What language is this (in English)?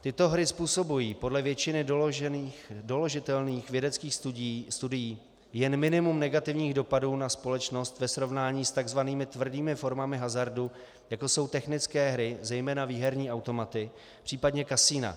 Czech